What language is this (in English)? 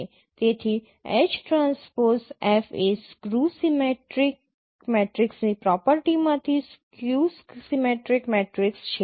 Gujarati